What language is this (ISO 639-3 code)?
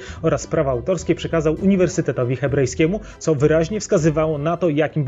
pol